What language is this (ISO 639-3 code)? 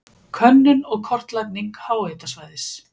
isl